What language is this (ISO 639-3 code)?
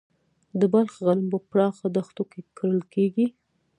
pus